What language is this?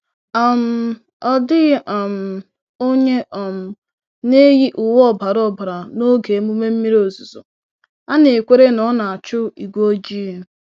Igbo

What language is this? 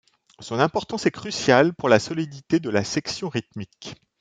French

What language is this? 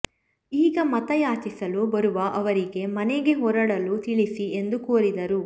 Kannada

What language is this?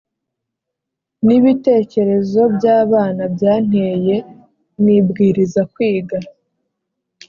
Kinyarwanda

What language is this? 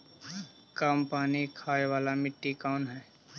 Magahi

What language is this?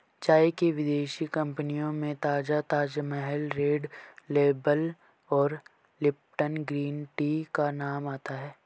Hindi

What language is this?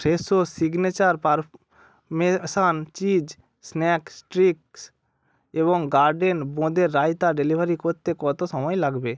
Bangla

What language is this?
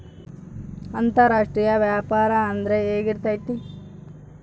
Kannada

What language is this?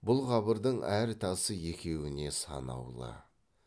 Kazakh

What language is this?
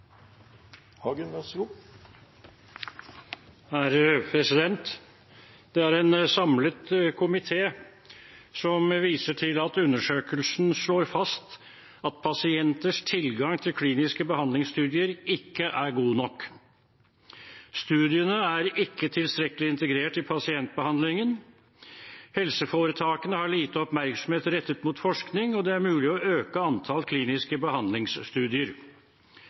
Norwegian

